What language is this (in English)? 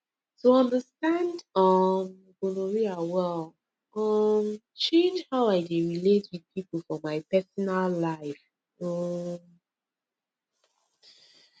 Nigerian Pidgin